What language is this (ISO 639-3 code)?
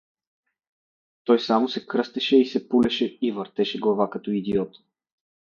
bul